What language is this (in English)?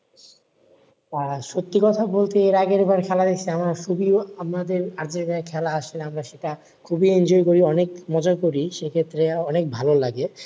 Bangla